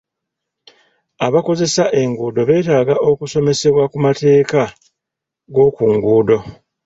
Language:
Ganda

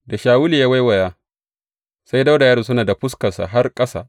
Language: Hausa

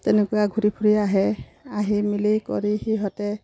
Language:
Assamese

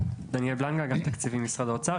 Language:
Hebrew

